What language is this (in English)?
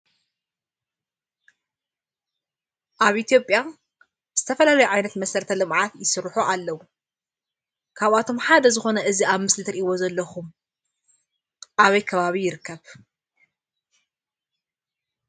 Tigrinya